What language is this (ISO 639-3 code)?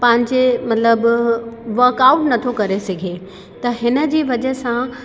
snd